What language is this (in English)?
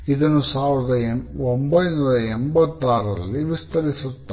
Kannada